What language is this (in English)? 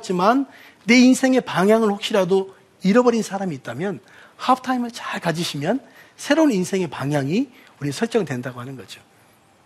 Korean